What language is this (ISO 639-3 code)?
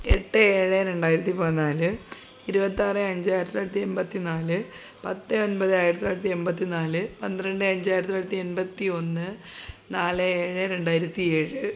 mal